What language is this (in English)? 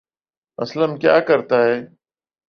Urdu